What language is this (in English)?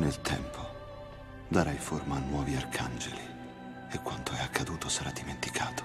Italian